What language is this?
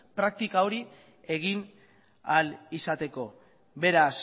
Basque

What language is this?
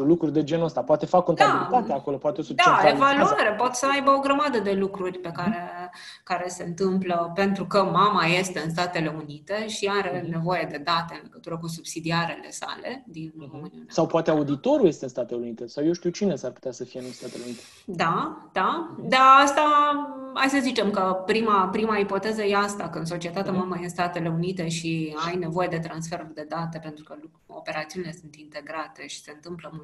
Romanian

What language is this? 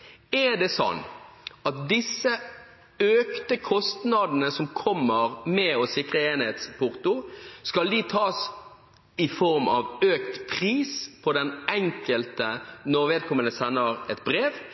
Norwegian Bokmål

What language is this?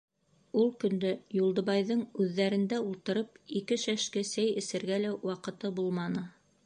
Bashkir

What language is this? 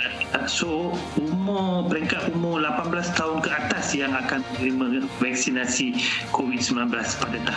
Malay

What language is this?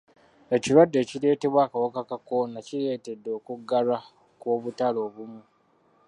Ganda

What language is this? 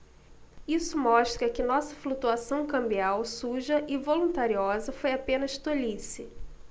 Portuguese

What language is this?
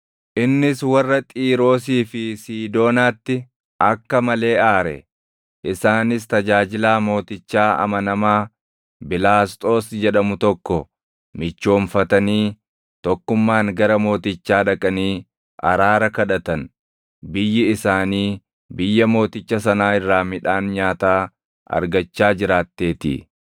Oromo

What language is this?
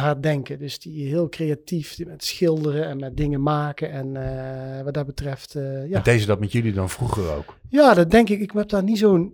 Dutch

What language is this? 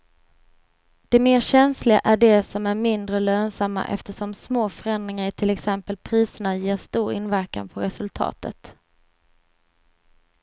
Swedish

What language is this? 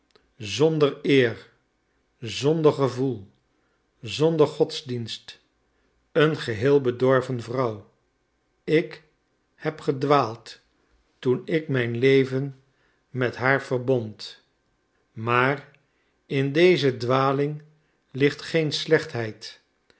Dutch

